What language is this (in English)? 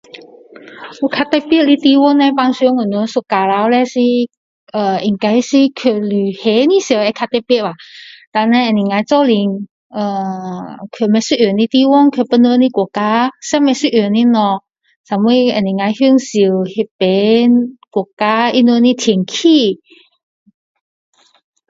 Min Dong Chinese